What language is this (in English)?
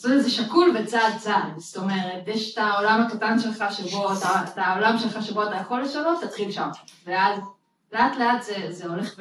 Hebrew